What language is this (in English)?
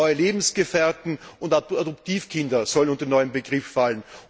German